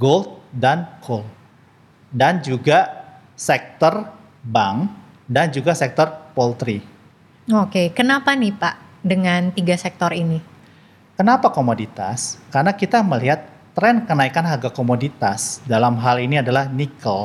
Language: Indonesian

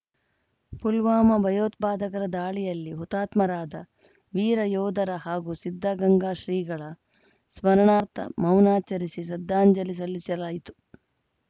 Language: Kannada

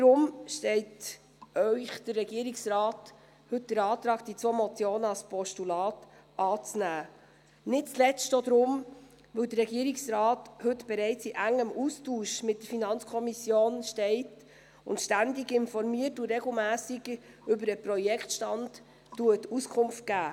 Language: Swiss German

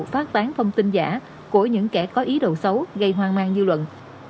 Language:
Vietnamese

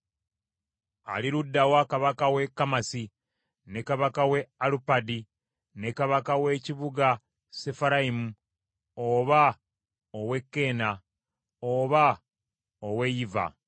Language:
Ganda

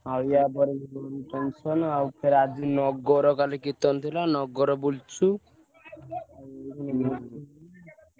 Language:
Odia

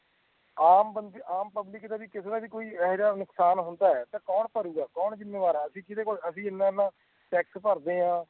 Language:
Punjabi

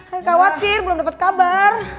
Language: Indonesian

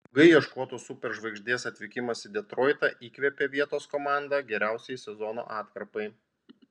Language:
Lithuanian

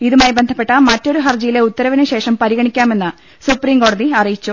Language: Malayalam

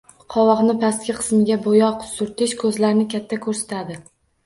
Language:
Uzbek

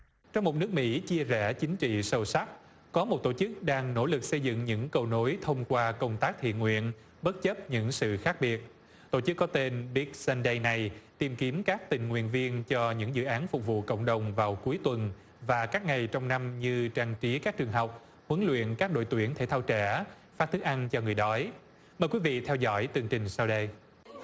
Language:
Vietnamese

